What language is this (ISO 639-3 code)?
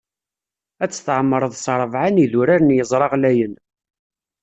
kab